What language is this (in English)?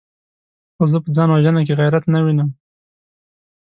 Pashto